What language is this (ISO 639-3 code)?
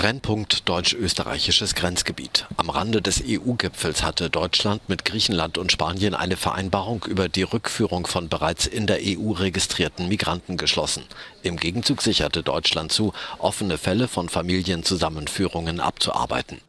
deu